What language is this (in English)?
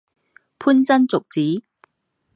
Chinese